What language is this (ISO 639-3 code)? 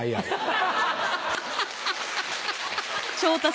jpn